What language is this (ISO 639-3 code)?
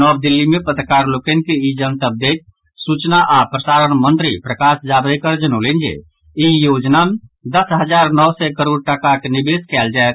mai